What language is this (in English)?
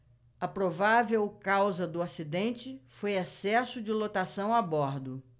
Portuguese